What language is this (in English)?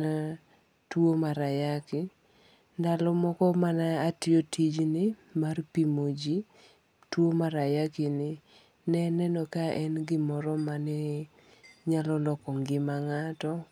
Luo (Kenya and Tanzania)